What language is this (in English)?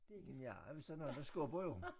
Danish